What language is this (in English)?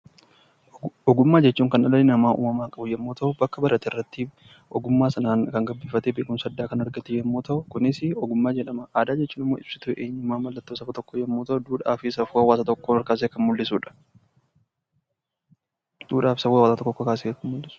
Oromo